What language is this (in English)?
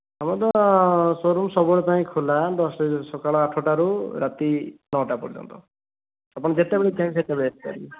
Odia